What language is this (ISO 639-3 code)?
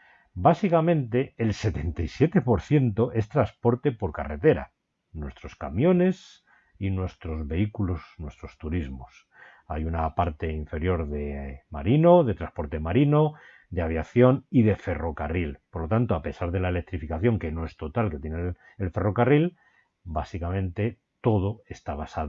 spa